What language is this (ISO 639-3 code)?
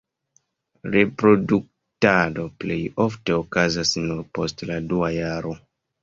epo